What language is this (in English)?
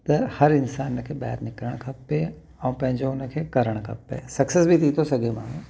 Sindhi